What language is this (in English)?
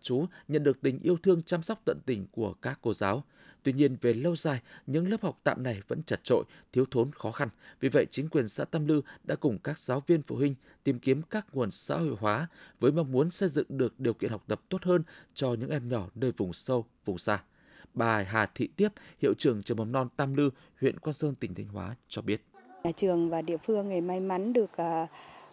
Vietnamese